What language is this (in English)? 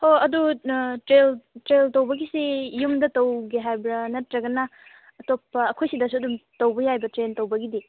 Manipuri